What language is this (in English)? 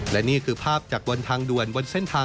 Thai